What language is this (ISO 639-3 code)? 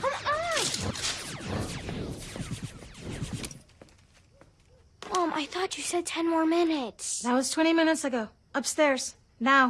eng